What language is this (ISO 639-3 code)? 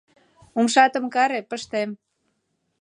chm